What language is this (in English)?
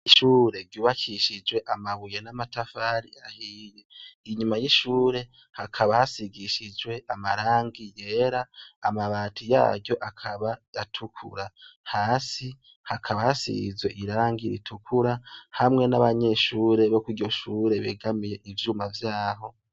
Rundi